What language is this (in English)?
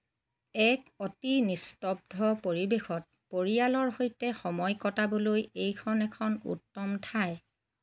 Assamese